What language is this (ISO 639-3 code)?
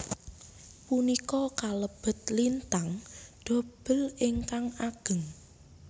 jav